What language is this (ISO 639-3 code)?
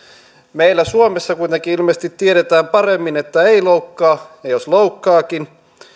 fin